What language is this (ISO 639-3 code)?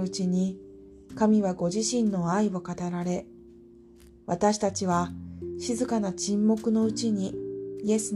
jpn